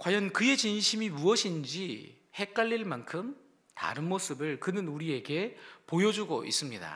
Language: Korean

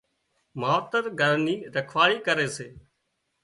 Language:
Wadiyara Koli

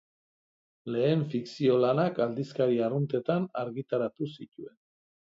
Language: Basque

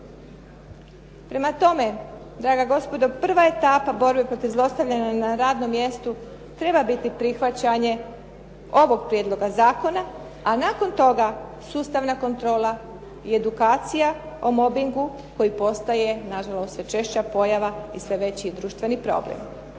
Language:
Croatian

